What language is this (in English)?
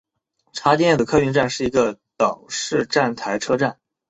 Chinese